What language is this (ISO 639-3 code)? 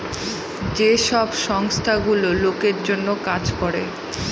ben